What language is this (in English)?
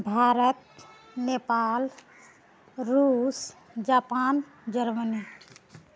Maithili